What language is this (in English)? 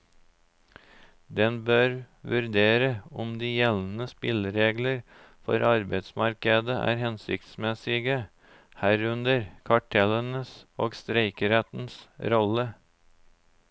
Norwegian